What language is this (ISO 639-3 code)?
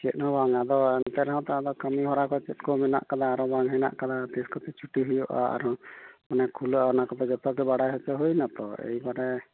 sat